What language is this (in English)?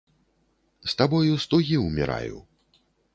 Belarusian